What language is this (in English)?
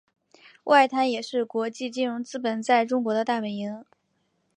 Chinese